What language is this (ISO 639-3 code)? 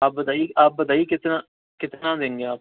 urd